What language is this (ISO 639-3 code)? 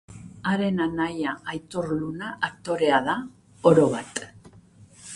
eus